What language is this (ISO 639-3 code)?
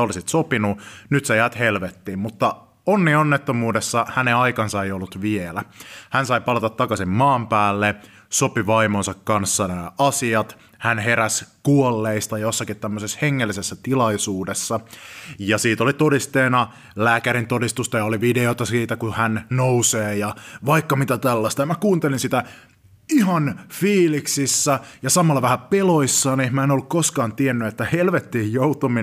fin